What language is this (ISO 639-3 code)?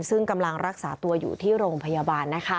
tha